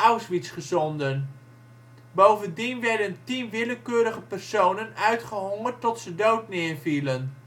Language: Dutch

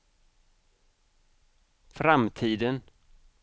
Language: Swedish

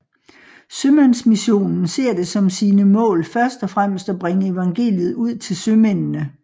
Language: Danish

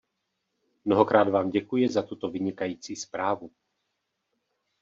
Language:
Czech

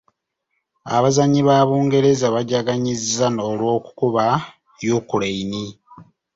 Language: Ganda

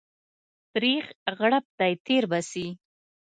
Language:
Pashto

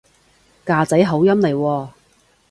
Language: Cantonese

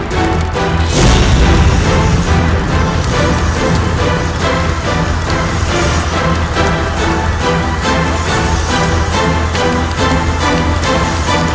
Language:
Indonesian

